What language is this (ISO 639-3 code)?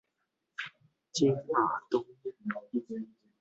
zho